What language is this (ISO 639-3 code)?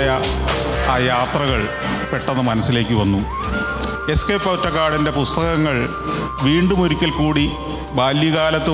mal